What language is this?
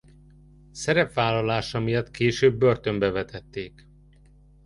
Hungarian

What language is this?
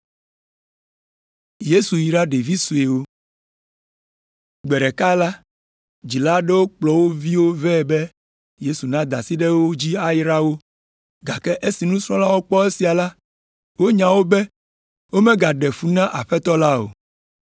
Ewe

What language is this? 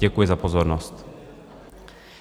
Czech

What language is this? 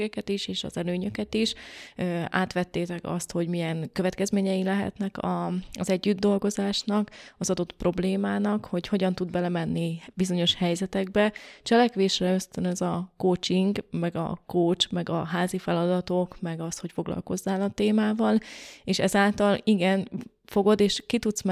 Hungarian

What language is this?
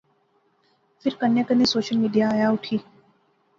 Pahari-Potwari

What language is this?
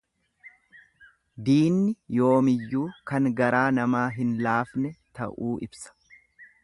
Oromo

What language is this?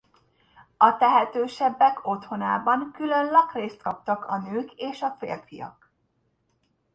Hungarian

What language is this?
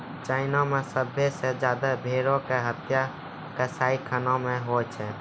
Maithili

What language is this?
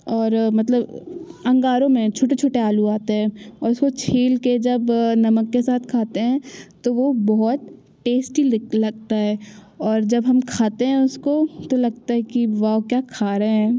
Hindi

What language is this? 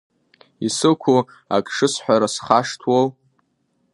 Abkhazian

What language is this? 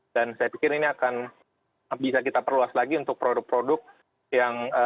Indonesian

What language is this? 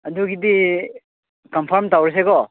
Manipuri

